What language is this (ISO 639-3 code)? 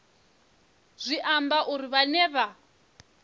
ven